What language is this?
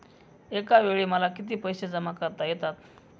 Marathi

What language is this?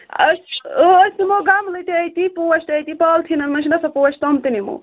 Kashmiri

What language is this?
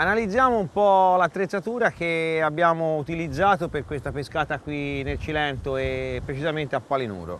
Italian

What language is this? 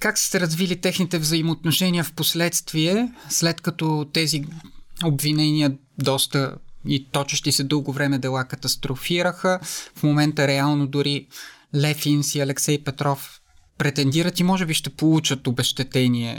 Bulgarian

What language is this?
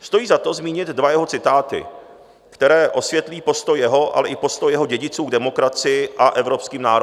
Czech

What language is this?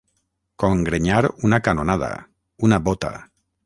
Catalan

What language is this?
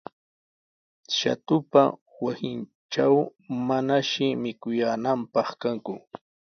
Sihuas Ancash Quechua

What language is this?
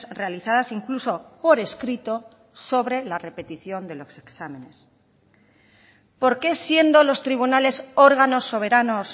Spanish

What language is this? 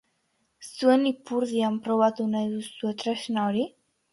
Basque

